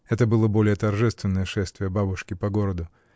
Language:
Russian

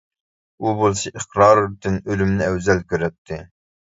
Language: Uyghur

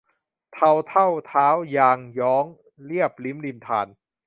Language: Thai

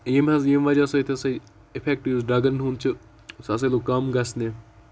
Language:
Kashmiri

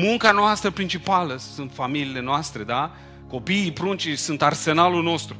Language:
Romanian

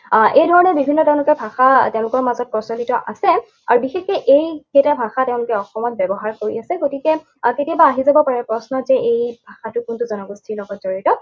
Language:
Assamese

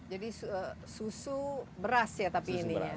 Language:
Indonesian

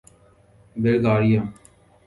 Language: Urdu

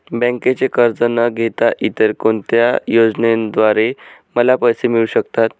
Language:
Marathi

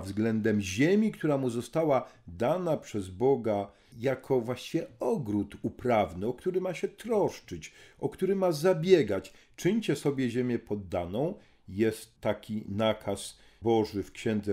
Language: Polish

